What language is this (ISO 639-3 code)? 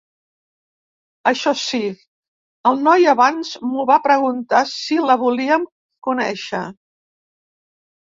cat